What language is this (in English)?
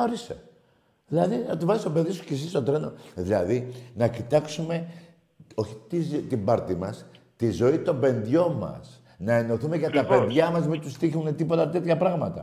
Greek